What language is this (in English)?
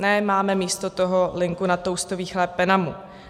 Czech